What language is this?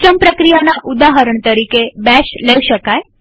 Gujarati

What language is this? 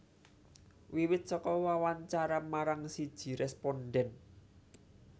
Javanese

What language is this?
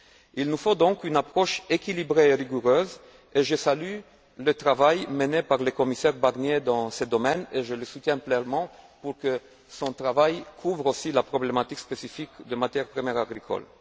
French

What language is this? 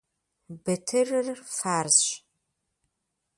Kabardian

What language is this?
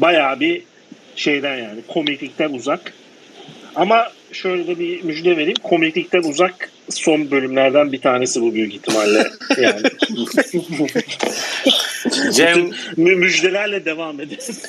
Turkish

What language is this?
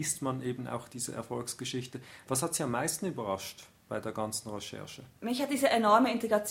German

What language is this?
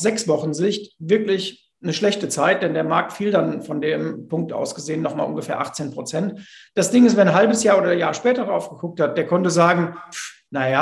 German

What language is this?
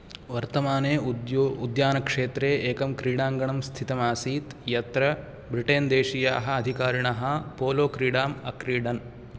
Sanskrit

